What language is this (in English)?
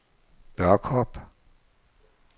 Danish